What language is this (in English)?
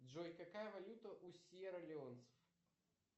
Russian